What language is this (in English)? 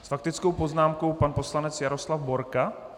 Czech